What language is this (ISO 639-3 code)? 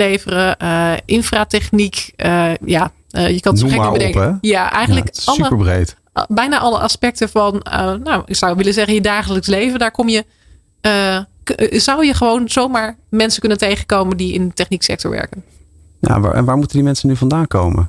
nld